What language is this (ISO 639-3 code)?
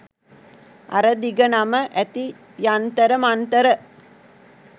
sin